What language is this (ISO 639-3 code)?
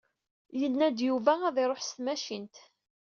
kab